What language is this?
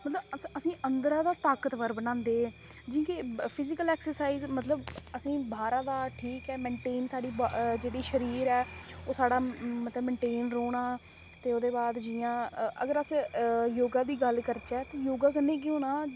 Dogri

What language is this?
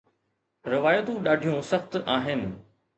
Sindhi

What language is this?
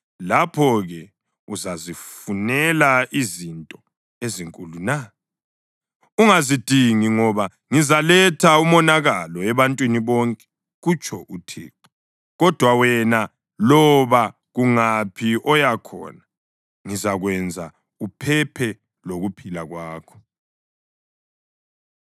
North Ndebele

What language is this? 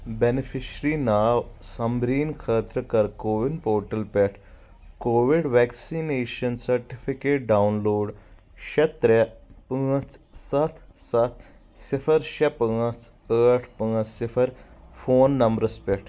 Kashmiri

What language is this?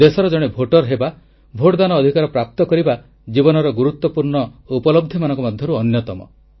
Odia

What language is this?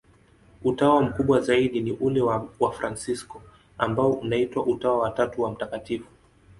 Swahili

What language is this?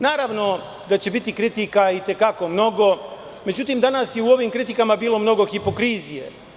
Serbian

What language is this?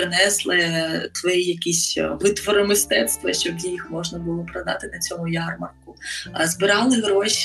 Ukrainian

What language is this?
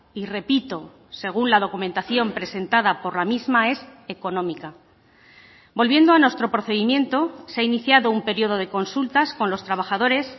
Spanish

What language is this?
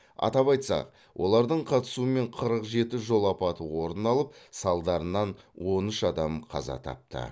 Kazakh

